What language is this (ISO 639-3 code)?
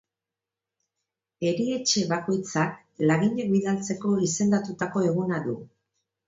eus